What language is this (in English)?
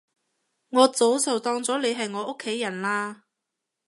Cantonese